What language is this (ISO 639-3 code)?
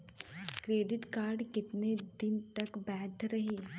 bho